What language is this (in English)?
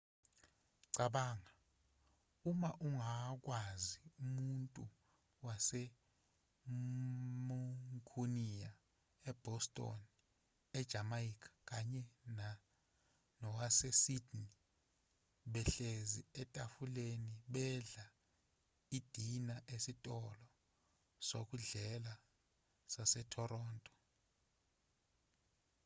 Zulu